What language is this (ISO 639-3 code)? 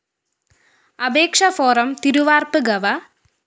mal